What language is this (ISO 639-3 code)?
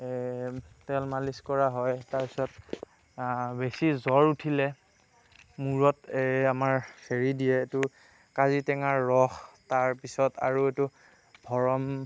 asm